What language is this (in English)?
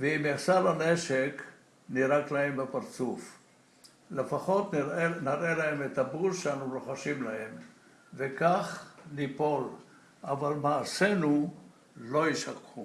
Hebrew